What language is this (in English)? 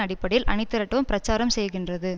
Tamil